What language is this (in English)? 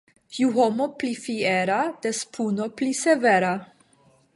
Esperanto